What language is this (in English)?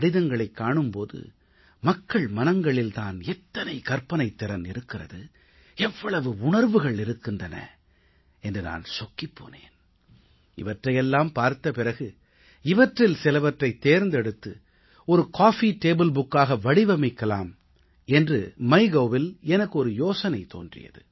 Tamil